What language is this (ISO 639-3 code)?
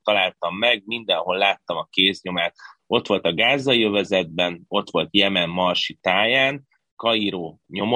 hun